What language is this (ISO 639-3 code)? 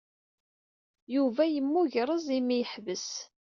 kab